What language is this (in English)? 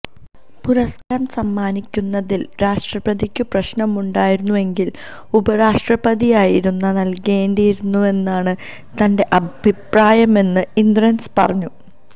Malayalam